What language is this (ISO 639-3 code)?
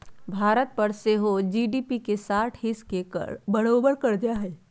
mag